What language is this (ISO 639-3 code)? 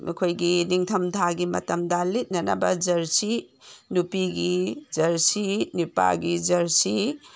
mni